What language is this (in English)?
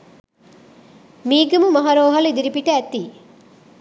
Sinhala